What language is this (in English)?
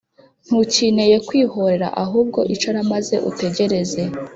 Kinyarwanda